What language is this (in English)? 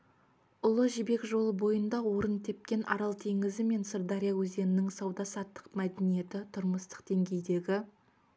Kazakh